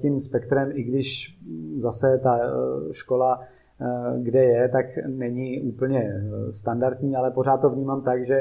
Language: Czech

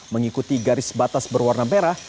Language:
Indonesian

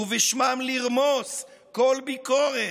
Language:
Hebrew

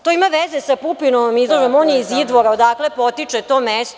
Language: Serbian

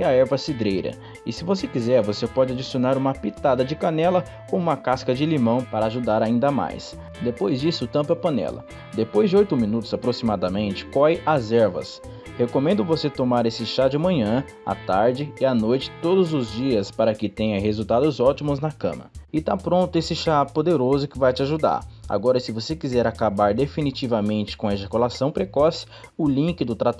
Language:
Portuguese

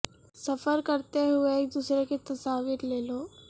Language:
Urdu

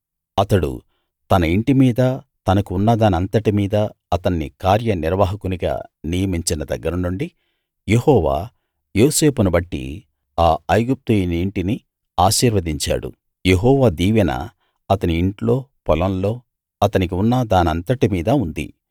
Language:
Telugu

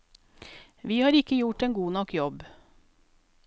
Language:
Norwegian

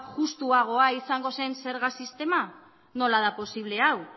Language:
Basque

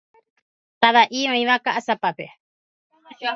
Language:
Guarani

